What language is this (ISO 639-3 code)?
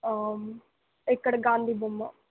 tel